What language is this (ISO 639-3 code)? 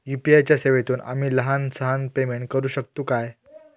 mar